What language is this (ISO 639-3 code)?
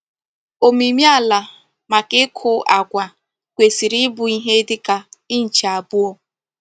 ibo